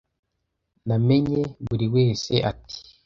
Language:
Kinyarwanda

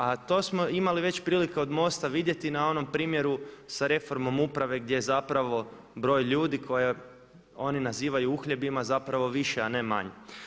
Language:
Croatian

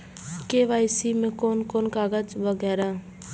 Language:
Maithili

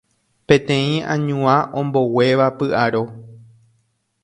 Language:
Guarani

